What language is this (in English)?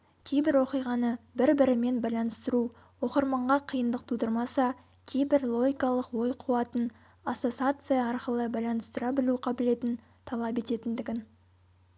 Kazakh